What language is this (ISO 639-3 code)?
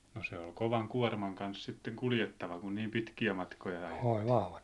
fin